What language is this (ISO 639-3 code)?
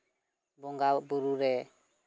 sat